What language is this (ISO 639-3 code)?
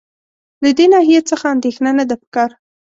pus